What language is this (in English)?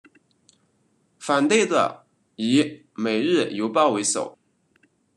Chinese